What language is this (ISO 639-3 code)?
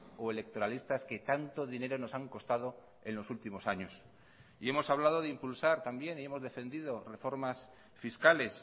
spa